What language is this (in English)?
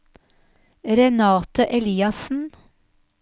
Norwegian